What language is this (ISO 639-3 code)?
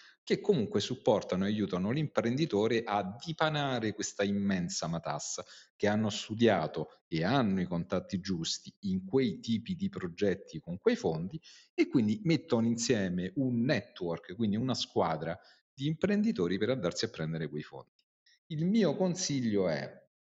ita